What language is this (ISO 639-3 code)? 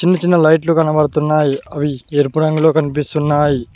tel